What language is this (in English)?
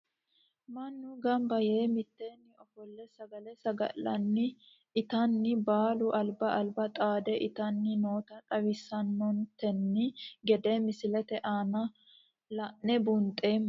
Sidamo